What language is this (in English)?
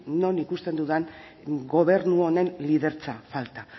Basque